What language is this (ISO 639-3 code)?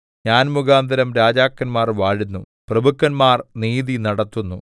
mal